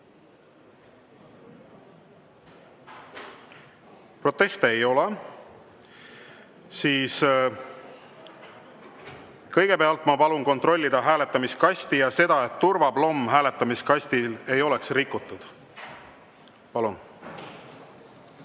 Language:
Estonian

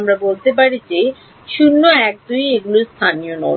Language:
Bangla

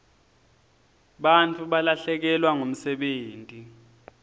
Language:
Swati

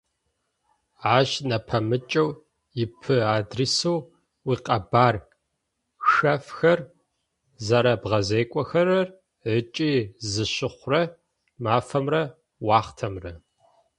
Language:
Adyghe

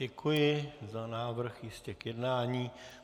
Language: Czech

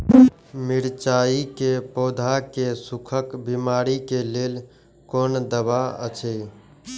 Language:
Maithili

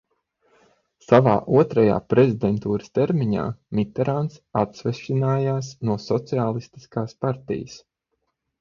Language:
Latvian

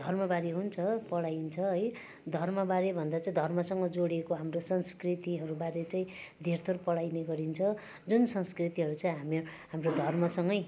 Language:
Nepali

